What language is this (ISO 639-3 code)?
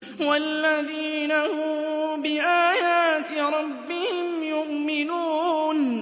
ara